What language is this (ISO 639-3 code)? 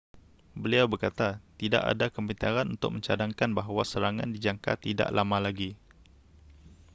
msa